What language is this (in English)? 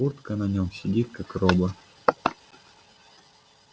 Russian